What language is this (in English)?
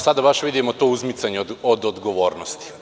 Serbian